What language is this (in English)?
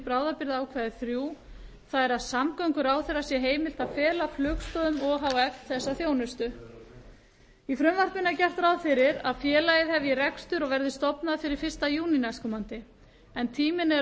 Icelandic